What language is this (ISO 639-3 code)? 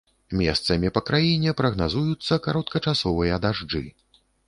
bel